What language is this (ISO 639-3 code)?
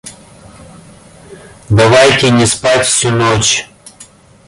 rus